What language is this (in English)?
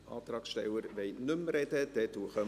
Swiss German